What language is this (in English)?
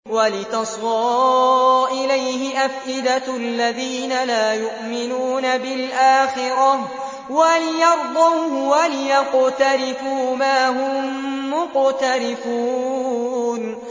Arabic